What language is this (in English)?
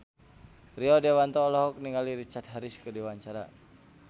Sundanese